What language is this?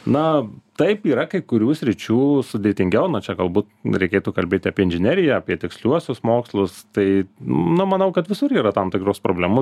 Lithuanian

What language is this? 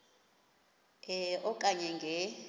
Xhosa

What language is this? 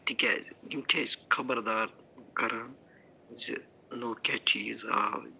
Kashmiri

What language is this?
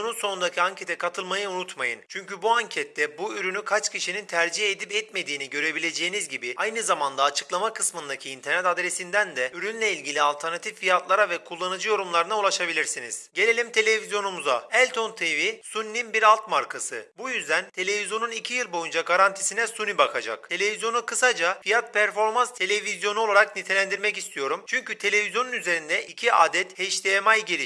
Turkish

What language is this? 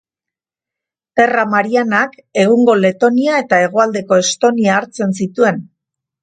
Basque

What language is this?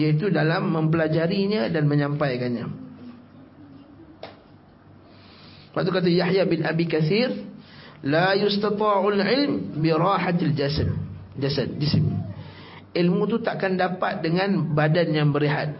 Malay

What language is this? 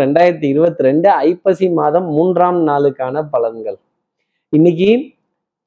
Tamil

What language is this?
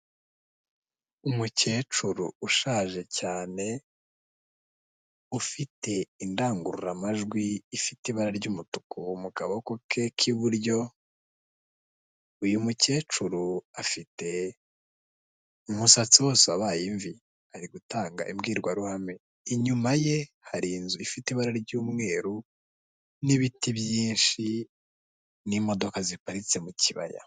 Kinyarwanda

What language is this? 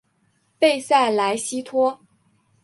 Chinese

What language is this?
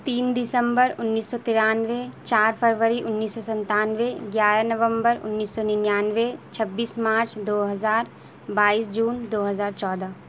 Urdu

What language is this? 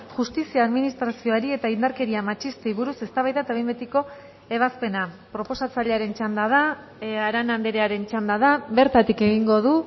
Basque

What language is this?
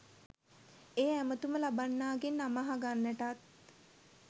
Sinhala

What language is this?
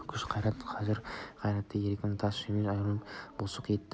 Kazakh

